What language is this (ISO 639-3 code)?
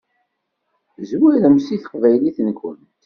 kab